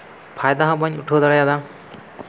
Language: Santali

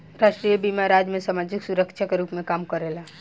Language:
Bhojpuri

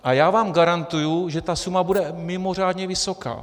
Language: Czech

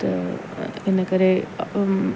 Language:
Sindhi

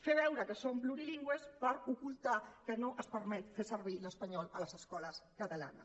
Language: Catalan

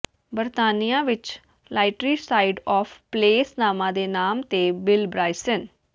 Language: Punjabi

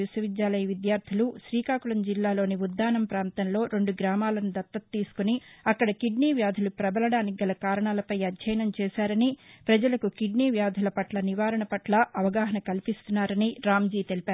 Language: Telugu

